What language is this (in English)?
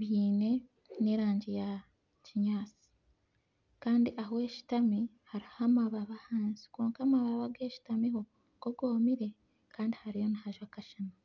Nyankole